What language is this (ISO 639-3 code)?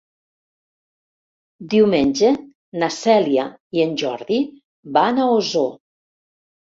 cat